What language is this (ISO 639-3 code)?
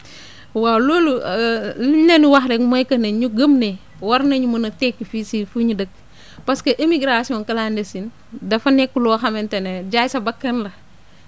wol